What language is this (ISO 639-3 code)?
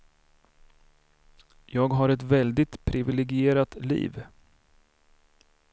swe